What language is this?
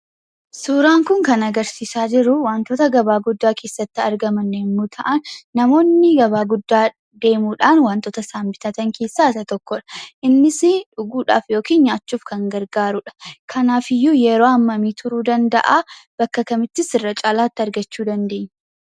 Oromo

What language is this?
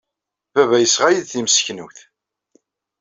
Kabyle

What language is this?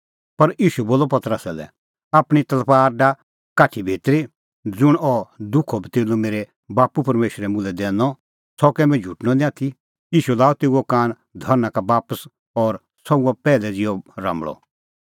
Kullu Pahari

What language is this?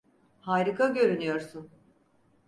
Turkish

